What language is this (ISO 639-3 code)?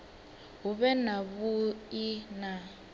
ven